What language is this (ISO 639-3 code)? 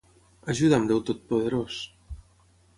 cat